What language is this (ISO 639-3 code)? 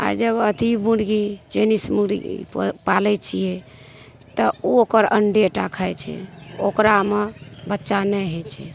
mai